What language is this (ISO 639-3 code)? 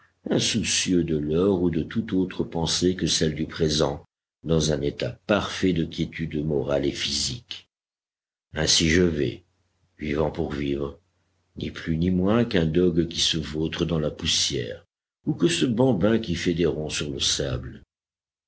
fra